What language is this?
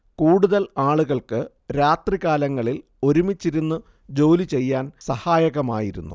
Malayalam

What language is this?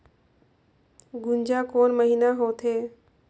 Chhattisgarhi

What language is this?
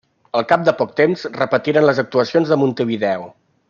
Catalan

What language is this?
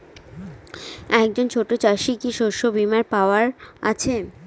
Bangla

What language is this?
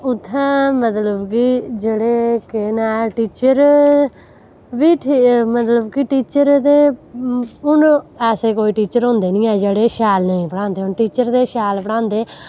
Dogri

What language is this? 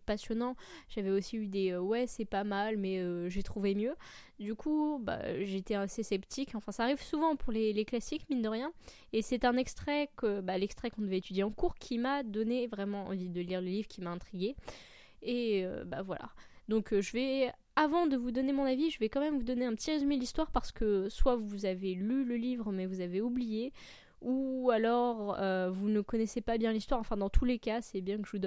French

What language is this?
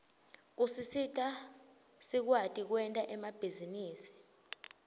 Swati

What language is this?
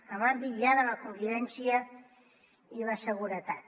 Catalan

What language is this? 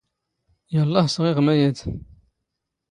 Standard Moroccan Tamazight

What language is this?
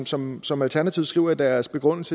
Danish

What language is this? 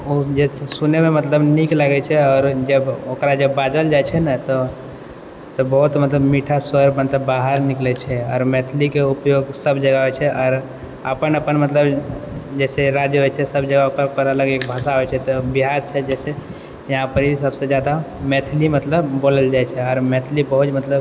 Maithili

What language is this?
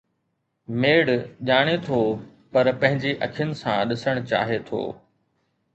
Sindhi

